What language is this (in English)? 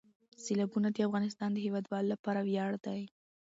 Pashto